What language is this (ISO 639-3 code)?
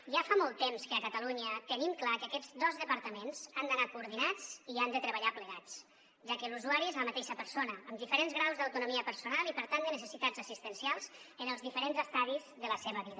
cat